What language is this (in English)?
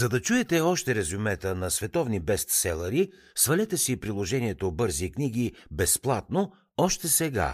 Bulgarian